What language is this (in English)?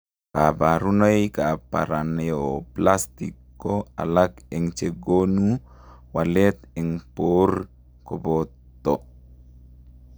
Kalenjin